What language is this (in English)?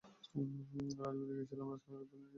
Bangla